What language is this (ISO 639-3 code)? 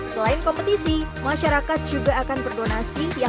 ind